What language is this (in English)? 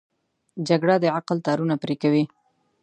Pashto